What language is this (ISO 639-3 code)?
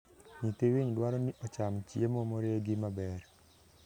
luo